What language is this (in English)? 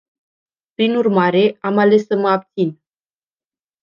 Romanian